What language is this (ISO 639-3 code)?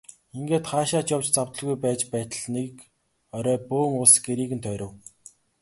mon